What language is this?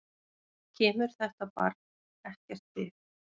Icelandic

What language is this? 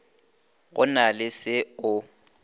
Northern Sotho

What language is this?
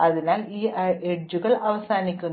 Malayalam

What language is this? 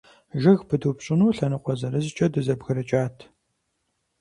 Kabardian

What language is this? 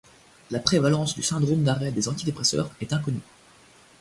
French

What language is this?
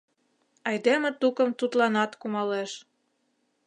Mari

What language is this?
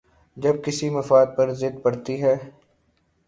Urdu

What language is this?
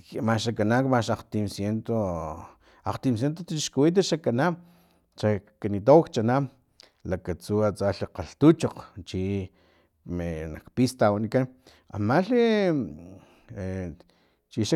Filomena Mata-Coahuitlán Totonac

